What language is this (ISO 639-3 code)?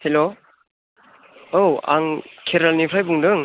brx